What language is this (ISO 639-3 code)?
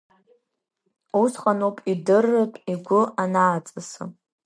abk